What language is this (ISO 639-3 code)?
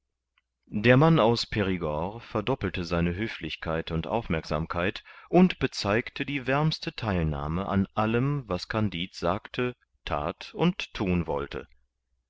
deu